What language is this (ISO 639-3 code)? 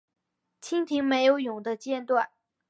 zho